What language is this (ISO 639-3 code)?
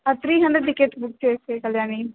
tel